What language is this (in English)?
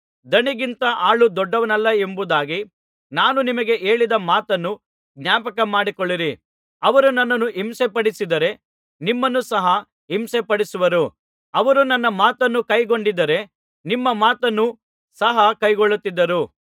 Kannada